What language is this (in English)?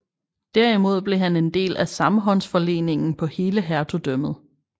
Danish